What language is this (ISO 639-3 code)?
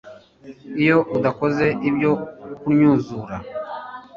kin